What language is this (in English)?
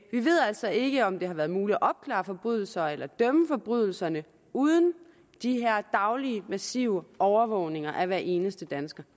Danish